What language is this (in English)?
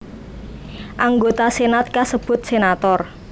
Javanese